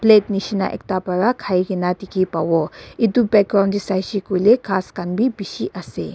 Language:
Naga Pidgin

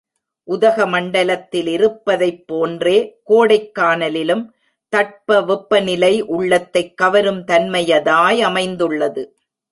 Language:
Tamil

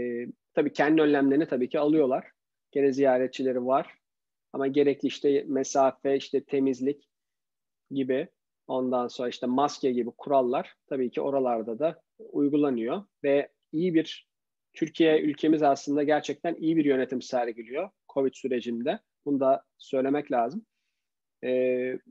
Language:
Turkish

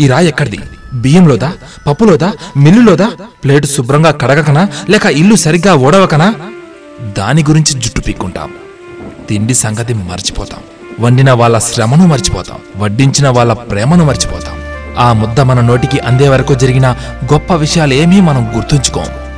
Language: Telugu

